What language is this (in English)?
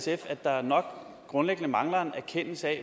Danish